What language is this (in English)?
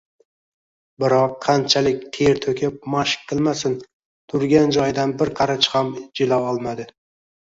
Uzbek